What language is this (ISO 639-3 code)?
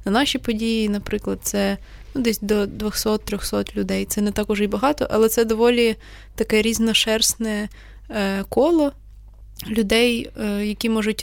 ukr